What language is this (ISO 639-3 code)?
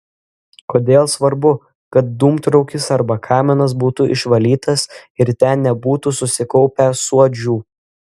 lit